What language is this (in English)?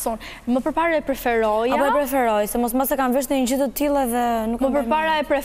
Romanian